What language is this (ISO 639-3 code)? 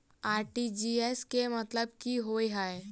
mai